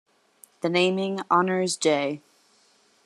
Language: English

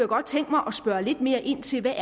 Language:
Danish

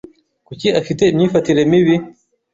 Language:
Kinyarwanda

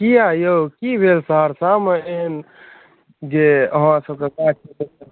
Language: Maithili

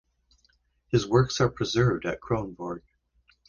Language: English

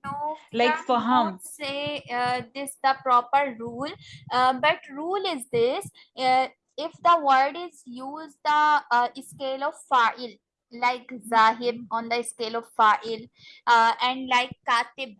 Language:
English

